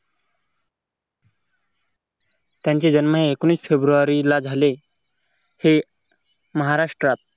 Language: Marathi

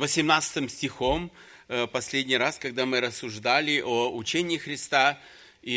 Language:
Russian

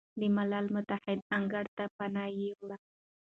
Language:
Pashto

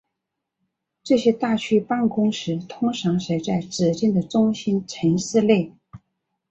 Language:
Chinese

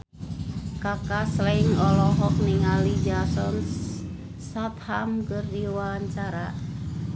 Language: Sundanese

